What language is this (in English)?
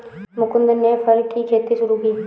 Hindi